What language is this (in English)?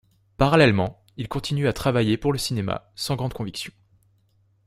French